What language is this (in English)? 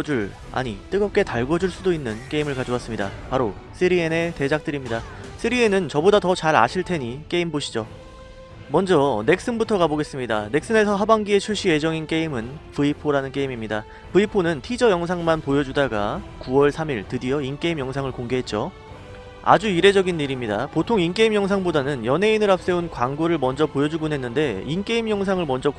Korean